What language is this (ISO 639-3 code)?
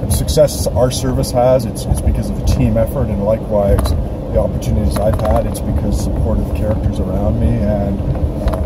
eng